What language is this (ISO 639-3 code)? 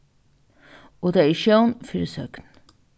fao